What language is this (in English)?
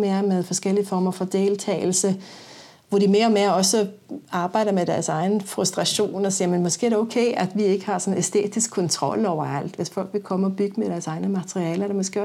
Danish